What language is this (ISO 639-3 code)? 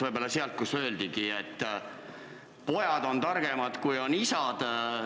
est